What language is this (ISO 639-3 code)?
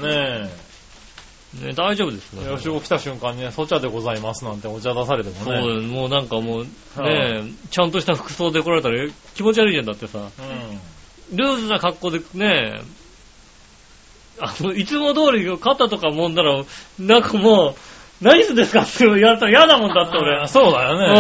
jpn